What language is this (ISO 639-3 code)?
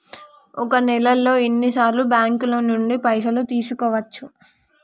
tel